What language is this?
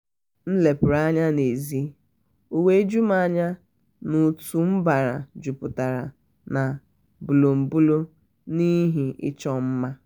Igbo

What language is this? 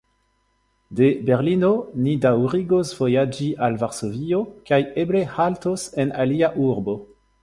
Esperanto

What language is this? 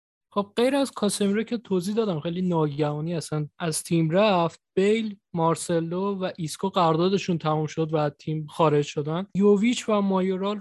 Persian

